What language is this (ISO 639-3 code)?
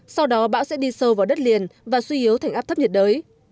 vie